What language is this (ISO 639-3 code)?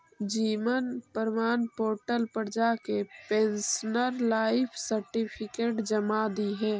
mag